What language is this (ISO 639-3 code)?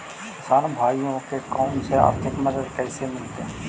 mag